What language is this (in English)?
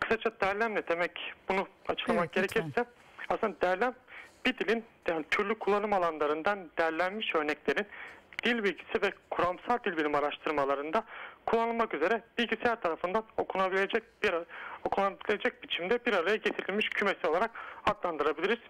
Turkish